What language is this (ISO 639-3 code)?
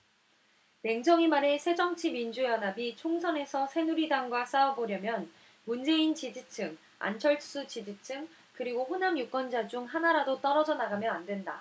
kor